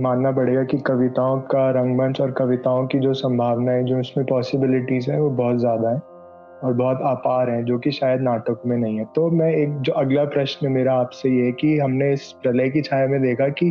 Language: Hindi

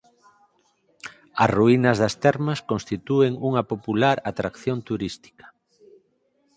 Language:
Galician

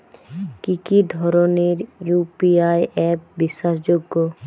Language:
Bangla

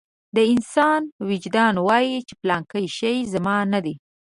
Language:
Pashto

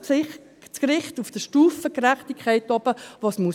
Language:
Swiss German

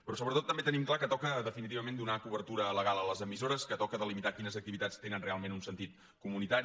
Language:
Catalan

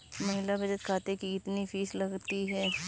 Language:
Hindi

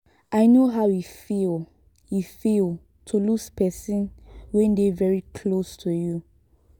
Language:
Nigerian Pidgin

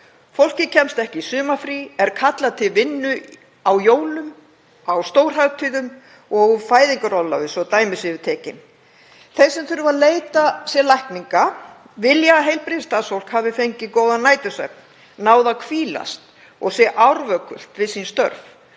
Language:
Icelandic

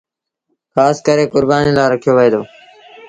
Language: Sindhi Bhil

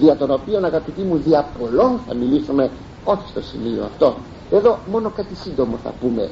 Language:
Greek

